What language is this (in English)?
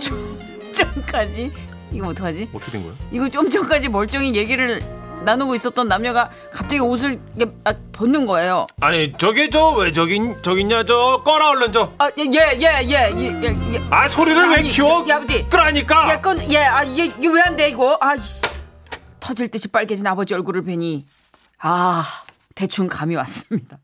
Korean